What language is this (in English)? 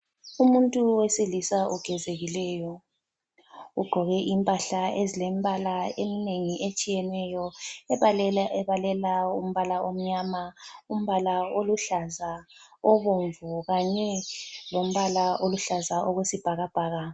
North Ndebele